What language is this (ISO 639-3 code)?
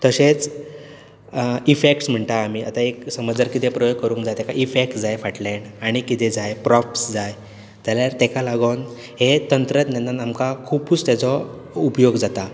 kok